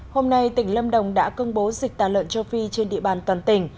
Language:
Vietnamese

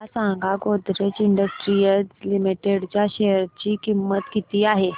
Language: Marathi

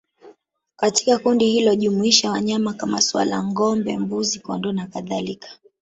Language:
Swahili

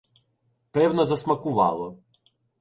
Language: Ukrainian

